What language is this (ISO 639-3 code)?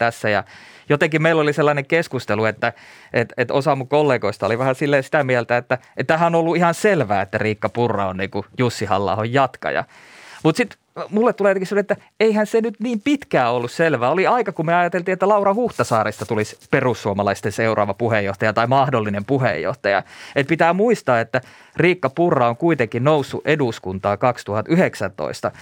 fin